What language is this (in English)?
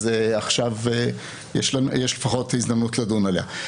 Hebrew